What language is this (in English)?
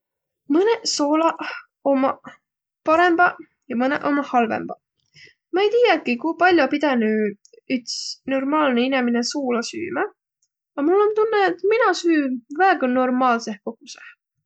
Võro